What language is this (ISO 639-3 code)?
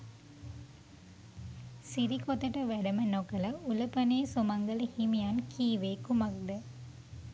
sin